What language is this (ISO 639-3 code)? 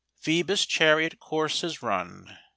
eng